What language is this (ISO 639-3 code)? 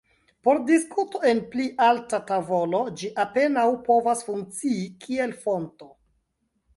epo